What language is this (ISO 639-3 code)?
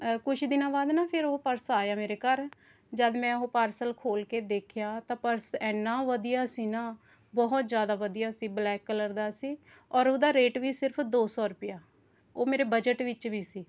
pan